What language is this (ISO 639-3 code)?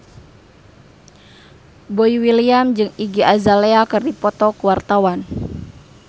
sun